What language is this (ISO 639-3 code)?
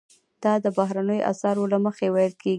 pus